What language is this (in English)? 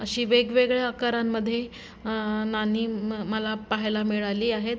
Marathi